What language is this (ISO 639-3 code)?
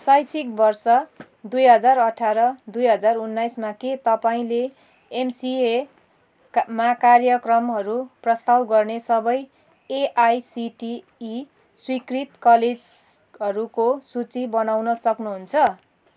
nep